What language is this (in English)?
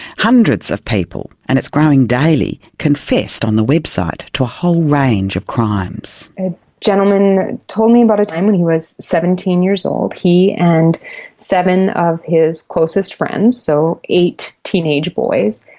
English